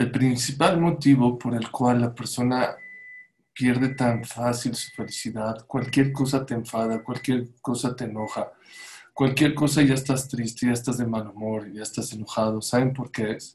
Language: Spanish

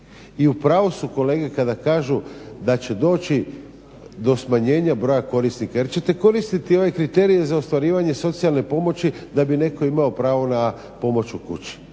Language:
Croatian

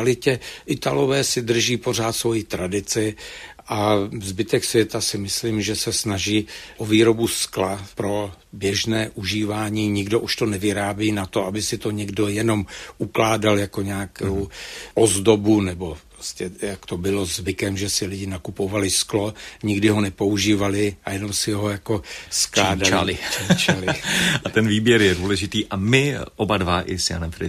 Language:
Czech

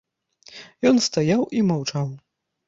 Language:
Belarusian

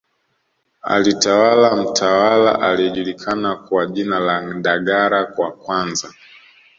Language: Swahili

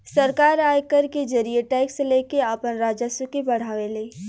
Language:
Bhojpuri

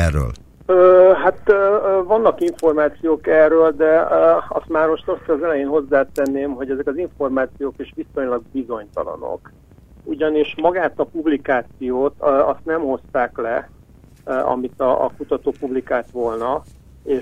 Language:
Hungarian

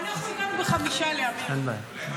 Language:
Hebrew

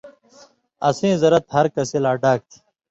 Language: Indus Kohistani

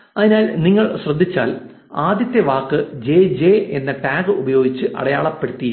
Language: Malayalam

